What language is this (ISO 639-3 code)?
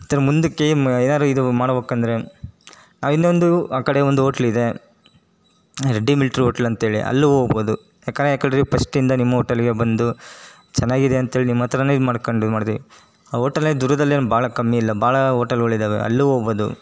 kan